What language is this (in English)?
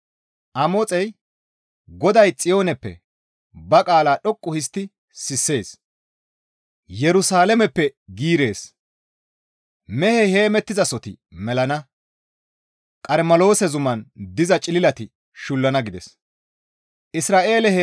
Gamo